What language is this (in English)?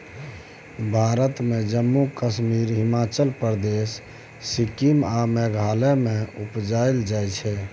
Maithili